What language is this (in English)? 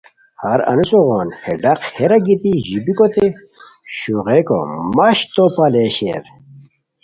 Khowar